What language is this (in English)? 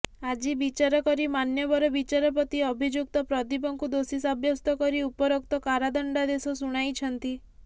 Odia